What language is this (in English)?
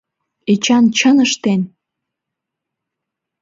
Mari